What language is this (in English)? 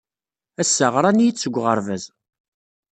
Kabyle